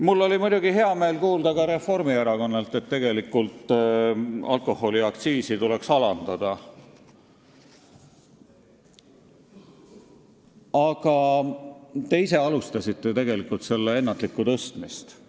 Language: Estonian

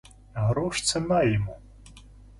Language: Russian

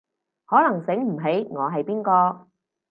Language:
Cantonese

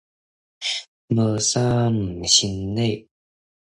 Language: Min Nan Chinese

